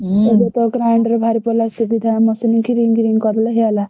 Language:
Odia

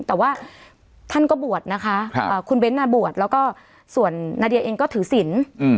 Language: Thai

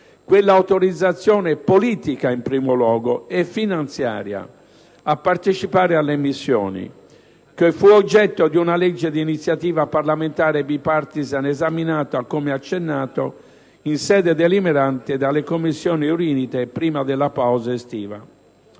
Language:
Italian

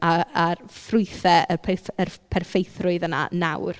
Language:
Welsh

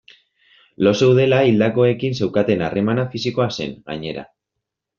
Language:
Basque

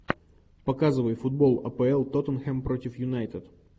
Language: Russian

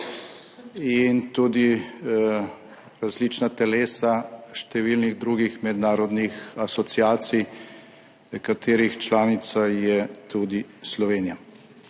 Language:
Slovenian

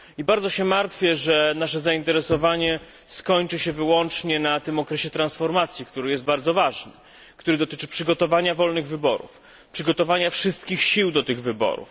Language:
Polish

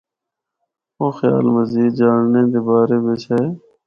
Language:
Northern Hindko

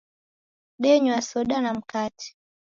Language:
Taita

